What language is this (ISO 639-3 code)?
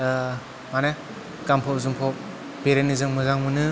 brx